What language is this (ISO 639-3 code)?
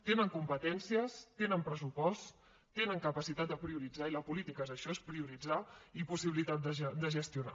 cat